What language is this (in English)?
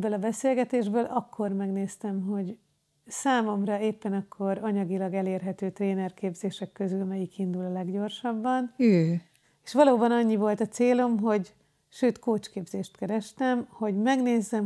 Hungarian